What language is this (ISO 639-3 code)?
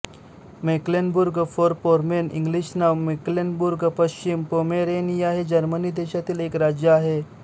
mar